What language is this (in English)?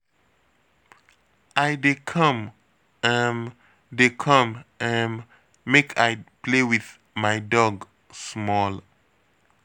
Nigerian Pidgin